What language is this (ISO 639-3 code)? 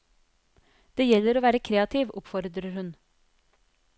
nor